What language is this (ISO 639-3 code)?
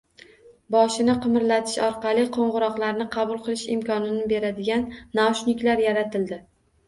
uzb